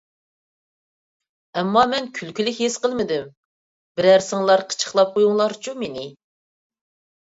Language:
Uyghur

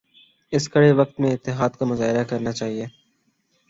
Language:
Urdu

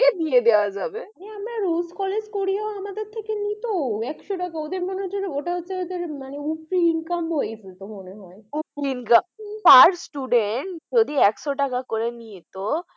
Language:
Bangla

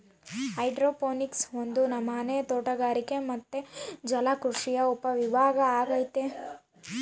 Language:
Kannada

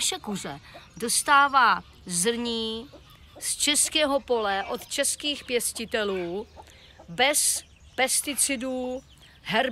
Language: Czech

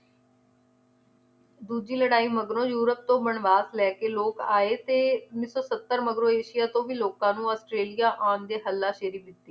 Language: Punjabi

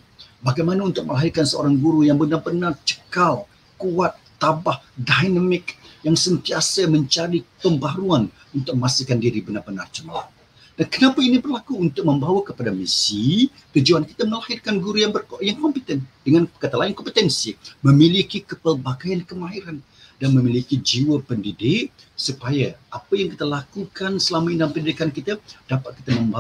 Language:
Malay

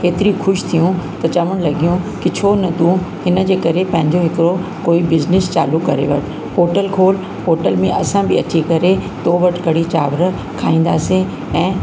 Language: Sindhi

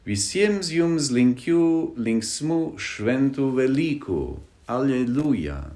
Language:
Lithuanian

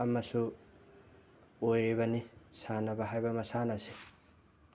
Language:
Manipuri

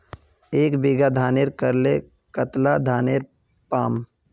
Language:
Magahi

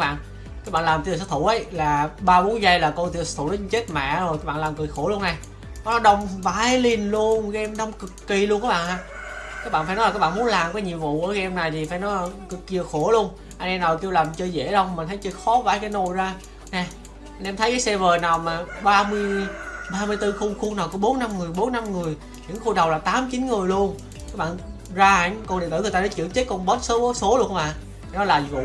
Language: Vietnamese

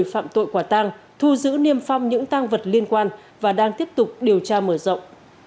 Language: Vietnamese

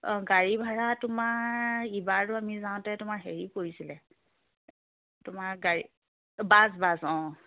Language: Assamese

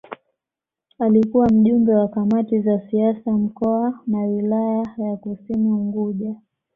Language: Swahili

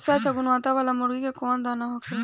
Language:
Bhojpuri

